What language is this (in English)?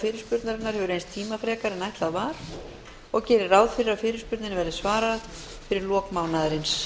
Icelandic